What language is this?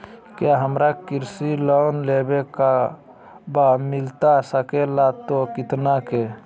Magahi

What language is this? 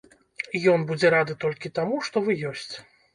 Belarusian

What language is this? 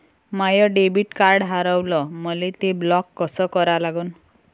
Marathi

